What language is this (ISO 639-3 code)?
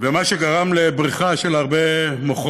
heb